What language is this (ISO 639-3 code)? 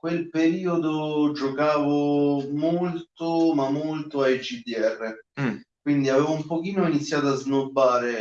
ita